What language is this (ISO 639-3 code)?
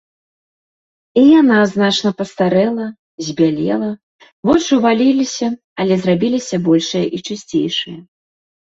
bel